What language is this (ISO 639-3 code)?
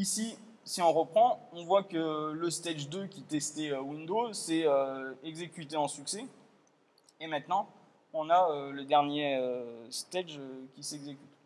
fra